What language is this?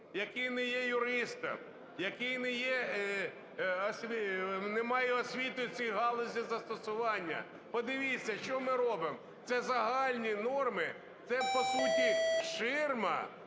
Ukrainian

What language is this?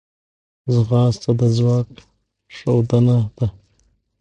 Pashto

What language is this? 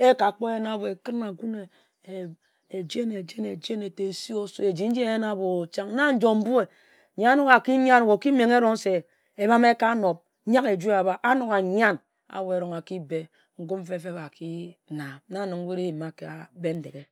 Ejagham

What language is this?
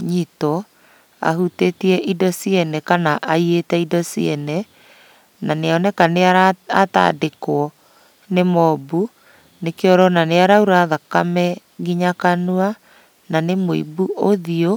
Kikuyu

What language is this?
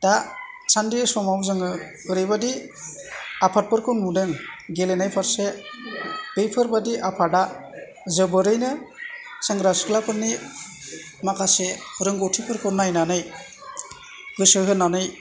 Bodo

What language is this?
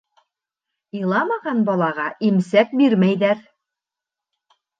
Bashkir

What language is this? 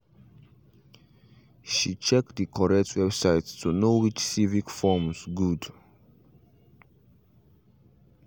Nigerian Pidgin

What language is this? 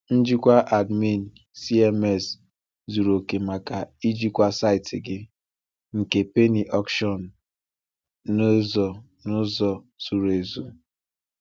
Igbo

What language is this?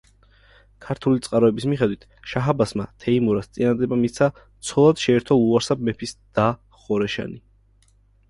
Georgian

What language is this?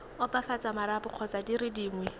Tswana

